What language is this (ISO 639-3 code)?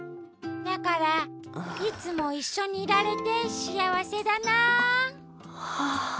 jpn